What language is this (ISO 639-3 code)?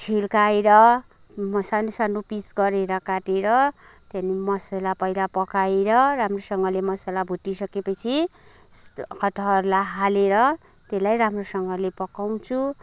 nep